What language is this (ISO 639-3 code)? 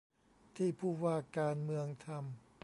tha